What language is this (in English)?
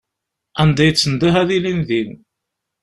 Kabyle